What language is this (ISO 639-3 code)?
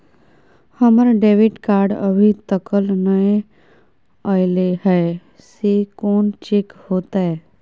mai